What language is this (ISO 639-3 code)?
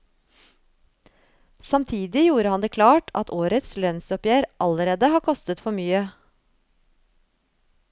nor